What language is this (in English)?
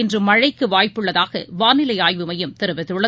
Tamil